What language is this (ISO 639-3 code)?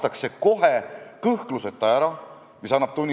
est